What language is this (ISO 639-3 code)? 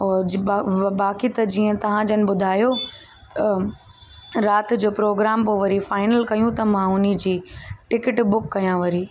snd